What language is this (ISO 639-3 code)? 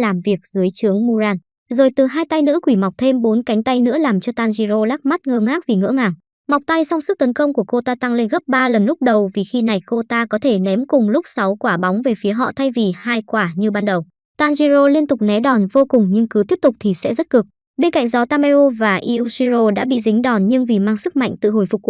vie